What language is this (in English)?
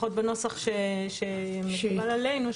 Hebrew